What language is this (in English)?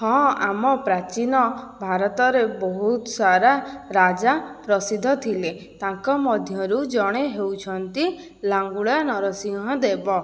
Odia